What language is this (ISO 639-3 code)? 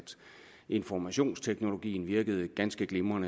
dan